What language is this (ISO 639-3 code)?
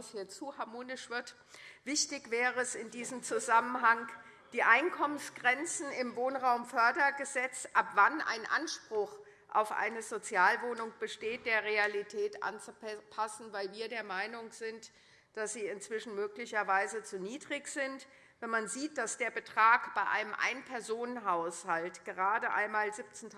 deu